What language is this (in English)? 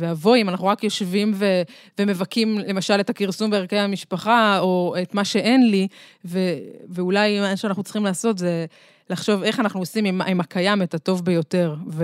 Hebrew